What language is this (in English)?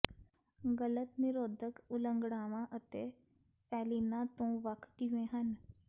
Punjabi